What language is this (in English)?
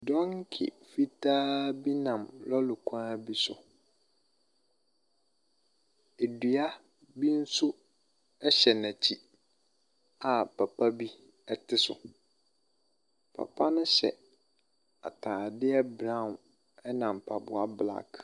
Akan